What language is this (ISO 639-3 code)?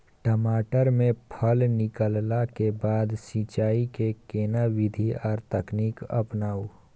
mai